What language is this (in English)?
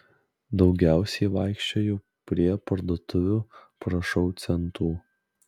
Lithuanian